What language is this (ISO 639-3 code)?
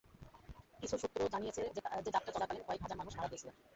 ben